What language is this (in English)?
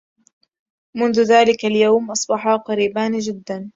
Arabic